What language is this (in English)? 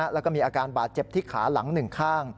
Thai